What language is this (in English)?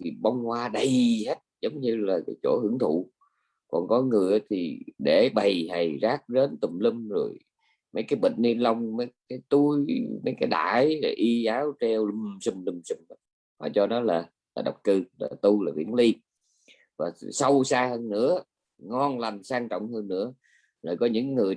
Vietnamese